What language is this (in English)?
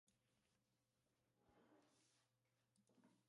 Czech